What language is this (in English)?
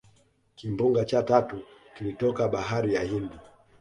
Swahili